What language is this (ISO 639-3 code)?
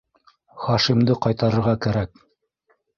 bak